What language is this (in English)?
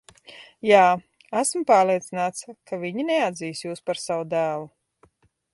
Latvian